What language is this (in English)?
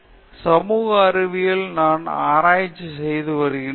Tamil